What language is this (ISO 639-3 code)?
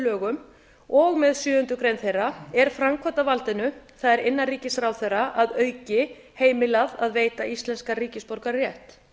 isl